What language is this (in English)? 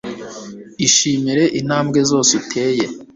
Kinyarwanda